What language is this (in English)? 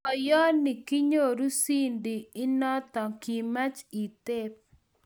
Kalenjin